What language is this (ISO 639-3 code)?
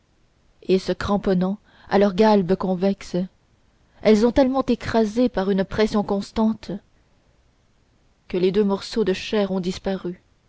fra